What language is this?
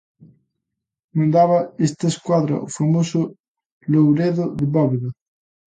Galician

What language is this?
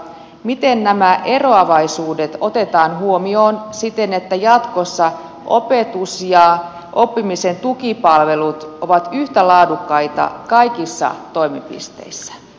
Finnish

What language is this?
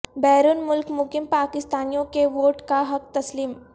Urdu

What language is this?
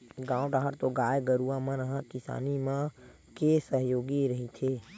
Chhattisgarhi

